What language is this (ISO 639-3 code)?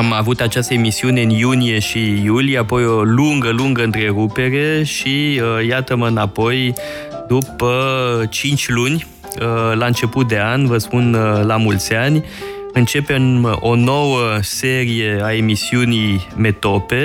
ron